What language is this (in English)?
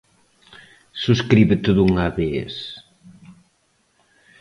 Galician